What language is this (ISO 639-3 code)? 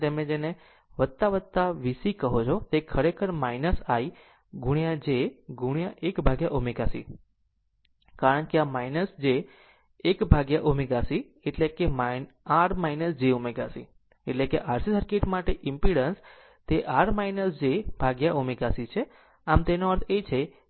guj